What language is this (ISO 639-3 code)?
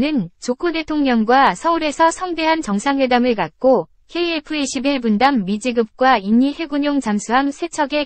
kor